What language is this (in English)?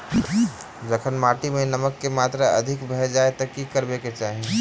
Maithili